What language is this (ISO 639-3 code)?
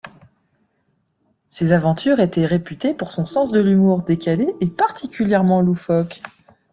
fra